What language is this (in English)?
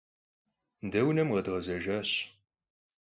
Kabardian